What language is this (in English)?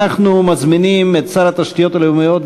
Hebrew